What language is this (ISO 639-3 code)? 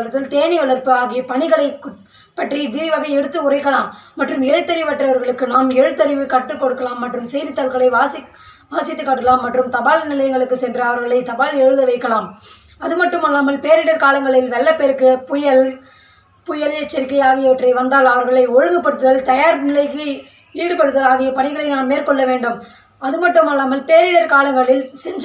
tam